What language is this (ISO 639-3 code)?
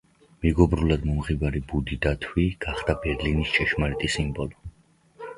kat